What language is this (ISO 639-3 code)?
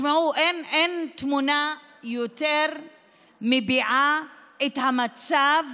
heb